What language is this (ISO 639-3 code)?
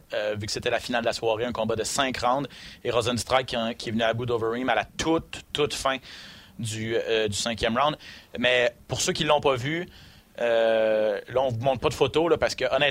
fra